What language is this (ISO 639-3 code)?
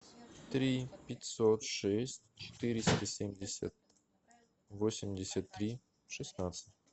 rus